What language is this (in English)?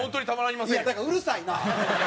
Japanese